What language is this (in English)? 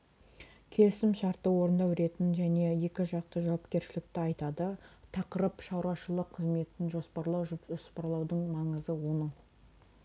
Kazakh